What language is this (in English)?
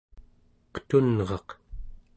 Central Yupik